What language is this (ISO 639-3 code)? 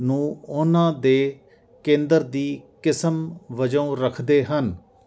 pan